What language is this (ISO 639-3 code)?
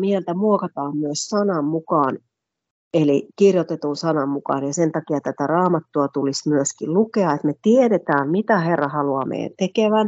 fin